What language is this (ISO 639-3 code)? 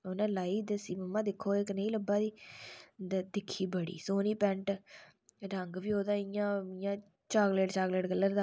doi